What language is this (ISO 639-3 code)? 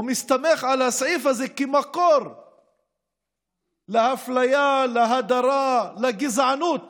heb